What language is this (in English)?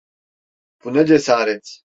Turkish